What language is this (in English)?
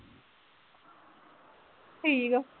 Punjabi